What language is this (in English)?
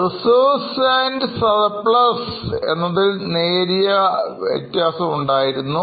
Malayalam